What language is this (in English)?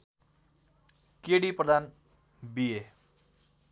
Nepali